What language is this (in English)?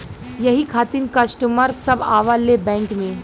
Bhojpuri